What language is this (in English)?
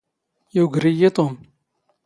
Standard Moroccan Tamazight